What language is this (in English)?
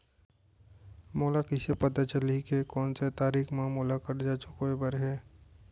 Chhattisgarhi